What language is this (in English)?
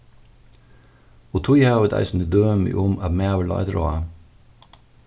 Faroese